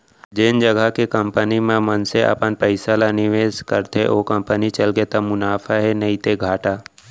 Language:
Chhattisgarhi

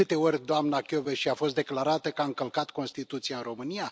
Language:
Romanian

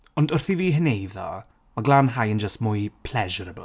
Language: Welsh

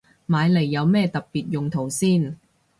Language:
Cantonese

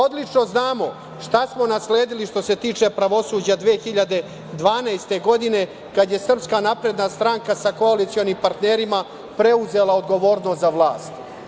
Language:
Serbian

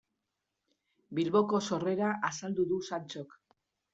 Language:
Basque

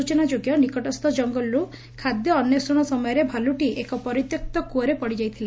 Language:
Odia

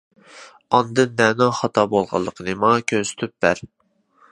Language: Uyghur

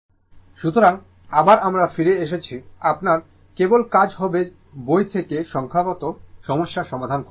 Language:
Bangla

